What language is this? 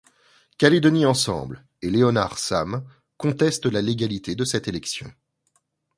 French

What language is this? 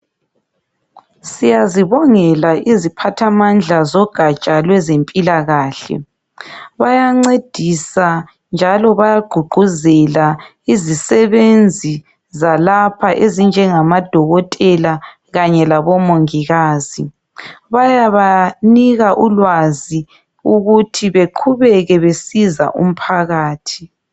North Ndebele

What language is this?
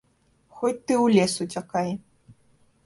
Belarusian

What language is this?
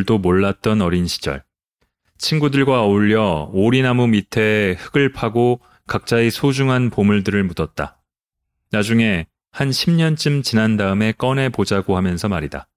Korean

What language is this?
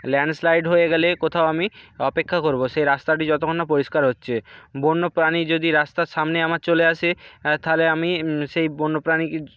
Bangla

